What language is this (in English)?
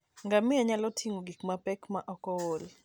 Luo (Kenya and Tanzania)